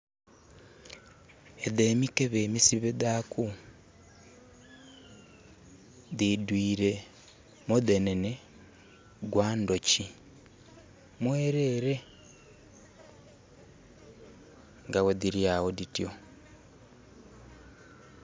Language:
Soga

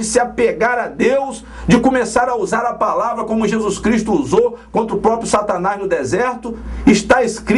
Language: Portuguese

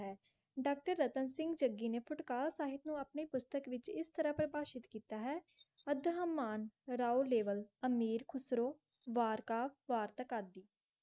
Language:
Punjabi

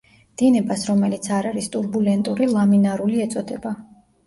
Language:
Georgian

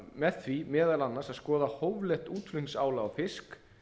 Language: Icelandic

